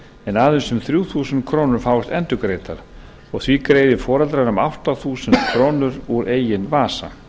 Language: Icelandic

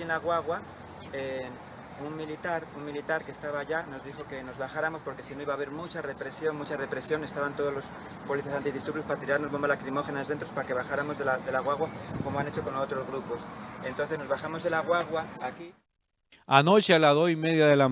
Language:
Spanish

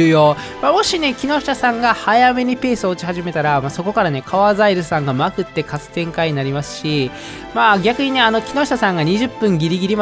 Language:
Japanese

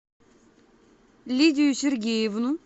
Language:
Russian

